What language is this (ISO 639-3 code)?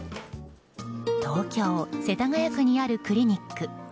jpn